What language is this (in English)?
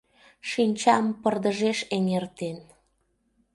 Mari